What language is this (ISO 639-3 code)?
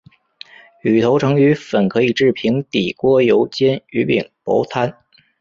zho